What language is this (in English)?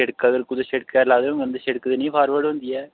Dogri